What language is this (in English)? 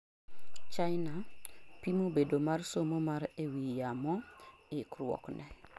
Luo (Kenya and Tanzania)